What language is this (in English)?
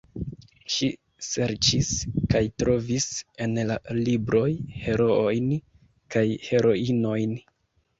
Esperanto